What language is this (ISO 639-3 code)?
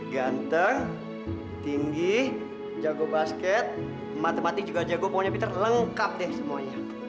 ind